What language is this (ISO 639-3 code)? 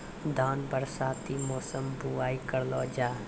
mai